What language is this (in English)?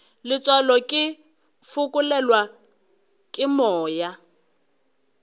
Northern Sotho